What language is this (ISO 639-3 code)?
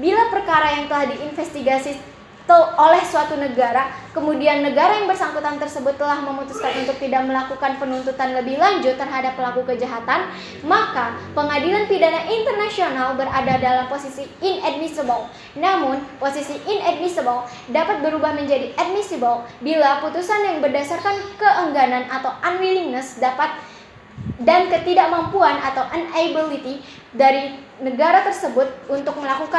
ind